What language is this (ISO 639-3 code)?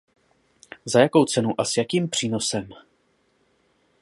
ces